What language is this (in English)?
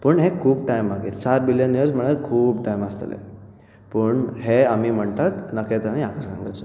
Konkani